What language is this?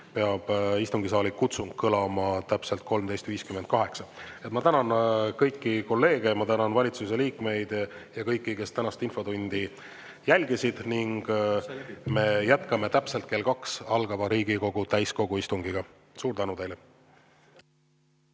Estonian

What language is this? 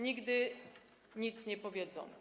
Polish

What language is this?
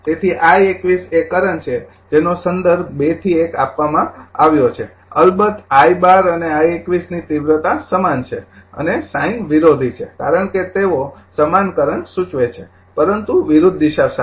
Gujarati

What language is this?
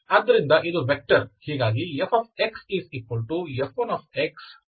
Kannada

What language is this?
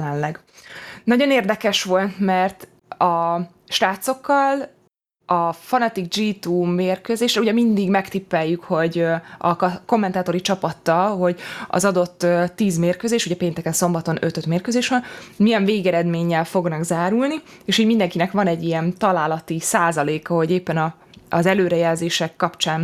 Hungarian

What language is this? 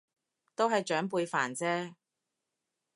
Cantonese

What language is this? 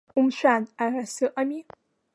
Abkhazian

